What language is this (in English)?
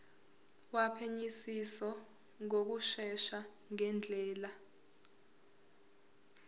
Zulu